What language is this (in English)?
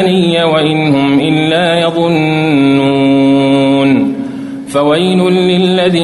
Arabic